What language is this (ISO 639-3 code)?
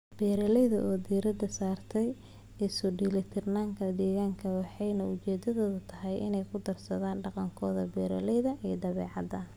som